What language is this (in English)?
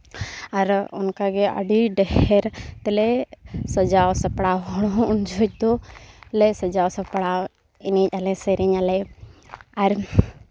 Santali